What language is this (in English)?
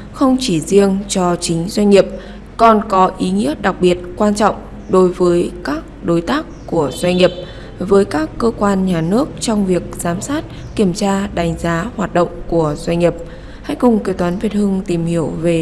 Vietnamese